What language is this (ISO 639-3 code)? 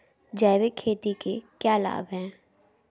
hin